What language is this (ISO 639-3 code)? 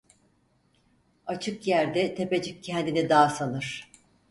tur